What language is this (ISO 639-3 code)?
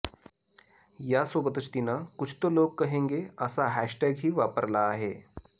mar